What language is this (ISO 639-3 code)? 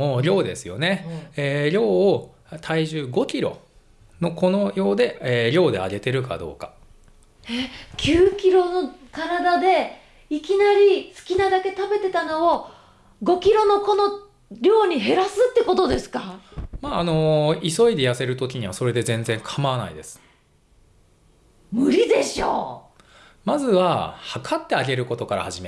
jpn